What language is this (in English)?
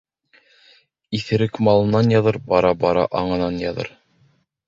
Bashkir